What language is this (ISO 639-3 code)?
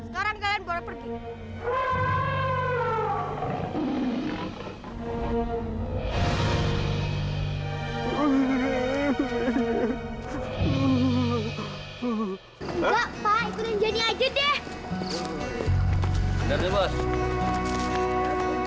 ind